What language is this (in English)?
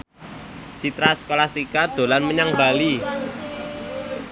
Javanese